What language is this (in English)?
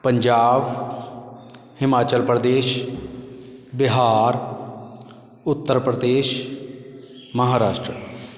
Punjabi